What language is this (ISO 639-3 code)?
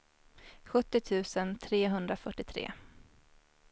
swe